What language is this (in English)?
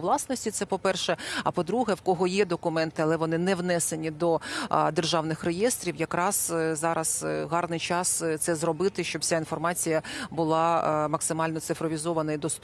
Ukrainian